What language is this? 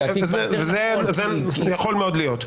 Hebrew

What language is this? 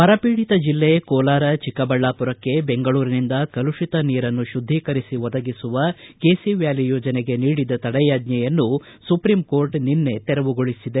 Kannada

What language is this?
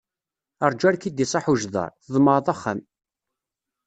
Kabyle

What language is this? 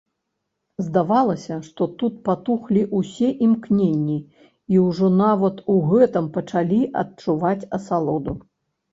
Belarusian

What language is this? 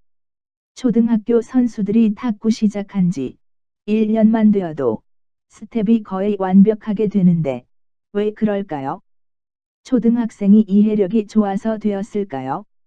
Korean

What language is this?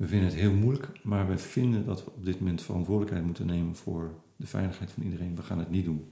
Dutch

